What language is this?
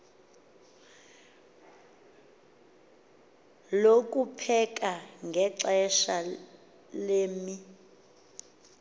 Xhosa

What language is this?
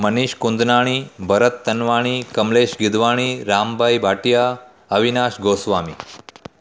Sindhi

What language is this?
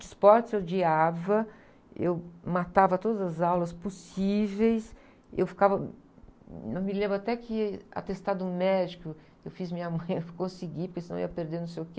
Portuguese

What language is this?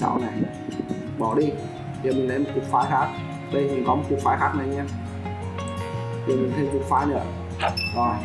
Vietnamese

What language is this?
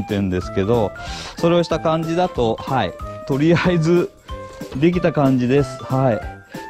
Japanese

